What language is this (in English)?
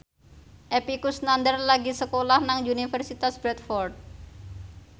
Javanese